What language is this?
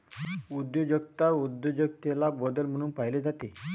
Marathi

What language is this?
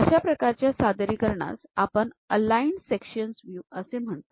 Marathi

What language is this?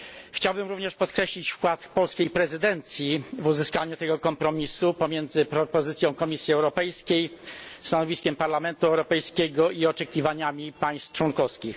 Polish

